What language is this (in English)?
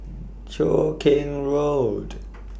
English